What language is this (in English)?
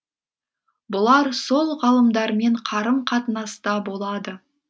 Kazakh